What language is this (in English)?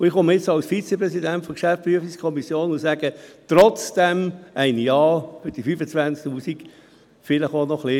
Swiss German